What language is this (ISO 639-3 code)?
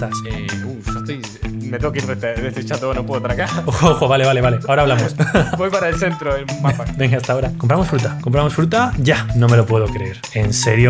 spa